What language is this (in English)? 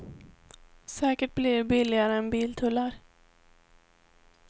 Swedish